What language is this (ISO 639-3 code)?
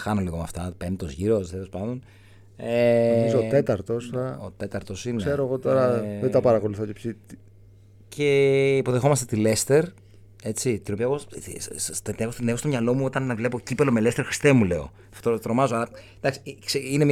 ell